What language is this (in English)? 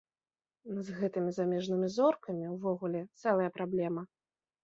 Belarusian